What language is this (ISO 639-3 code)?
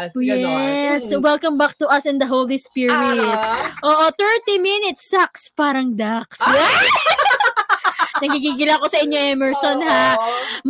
fil